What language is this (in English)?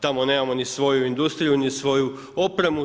Croatian